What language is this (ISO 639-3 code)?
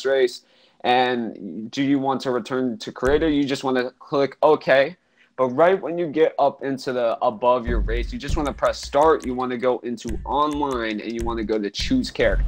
eng